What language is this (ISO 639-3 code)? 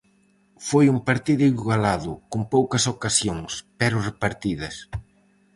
glg